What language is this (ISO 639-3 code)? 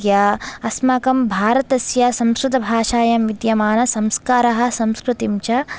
san